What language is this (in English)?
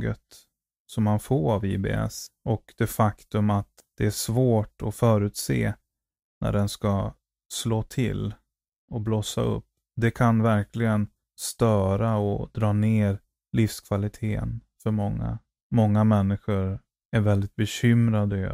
Swedish